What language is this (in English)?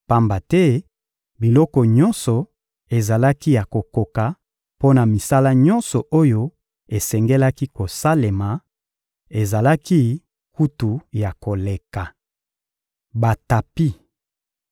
Lingala